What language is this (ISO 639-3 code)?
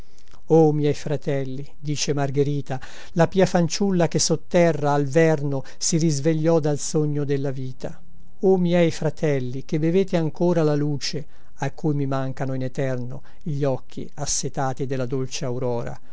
ita